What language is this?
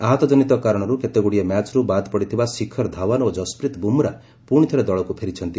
Odia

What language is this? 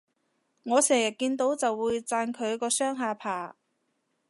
Cantonese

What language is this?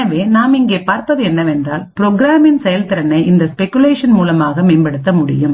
Tamil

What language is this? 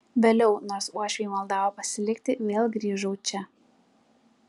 Lithuanian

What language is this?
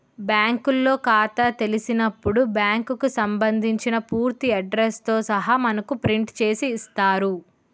Telugu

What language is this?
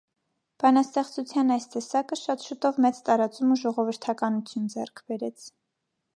Armenian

